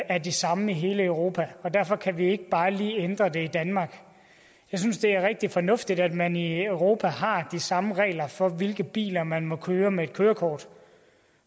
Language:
Danish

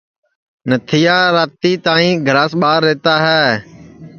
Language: Sansi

